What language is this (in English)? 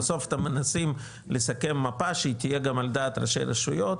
Hebrew